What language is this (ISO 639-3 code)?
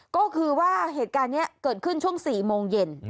tha